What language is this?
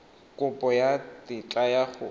Tswana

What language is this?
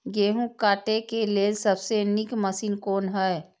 Maithili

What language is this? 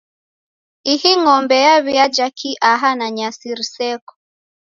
Taita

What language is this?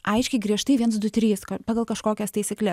Lithuanian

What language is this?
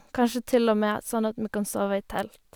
Norwegian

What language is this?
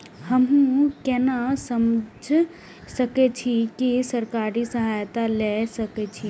Maithili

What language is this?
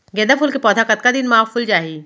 Chhattisgarhi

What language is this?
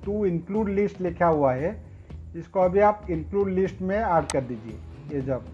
Hindi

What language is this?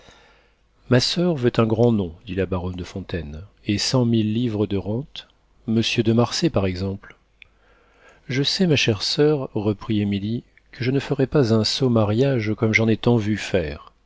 French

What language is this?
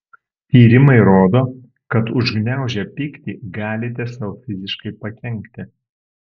Lithuanian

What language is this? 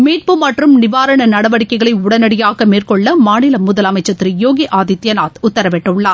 Tamil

